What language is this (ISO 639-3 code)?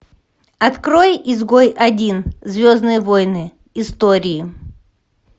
rus